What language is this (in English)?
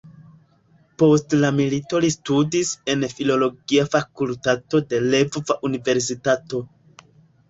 Esperanto